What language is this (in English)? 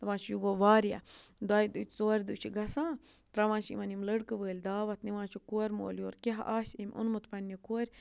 Kashmiri